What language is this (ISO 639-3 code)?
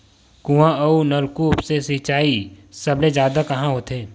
hne